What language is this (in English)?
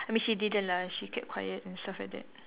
English